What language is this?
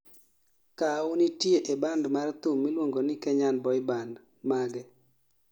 Luo (Kenya and Tanzania)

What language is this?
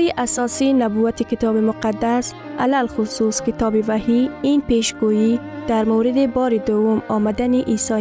Persian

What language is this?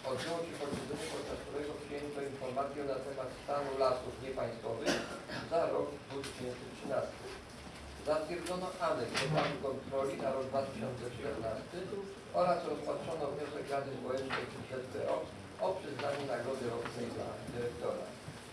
Polish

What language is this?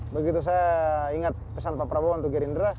Indonesian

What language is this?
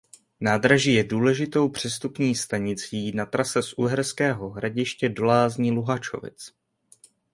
Czech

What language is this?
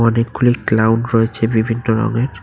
Bangla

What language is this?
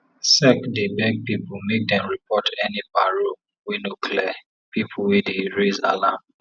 Nigerian Pidgin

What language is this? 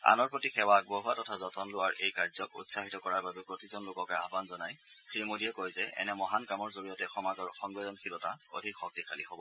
Assamese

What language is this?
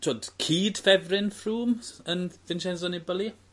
Welsh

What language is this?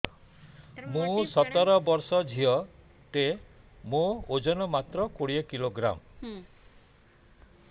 Odia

